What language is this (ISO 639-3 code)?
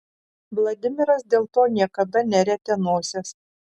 lit